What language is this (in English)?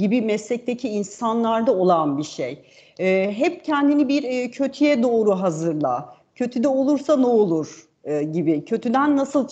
Turkish